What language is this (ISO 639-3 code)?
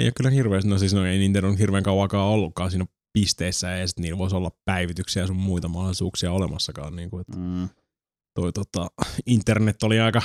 fin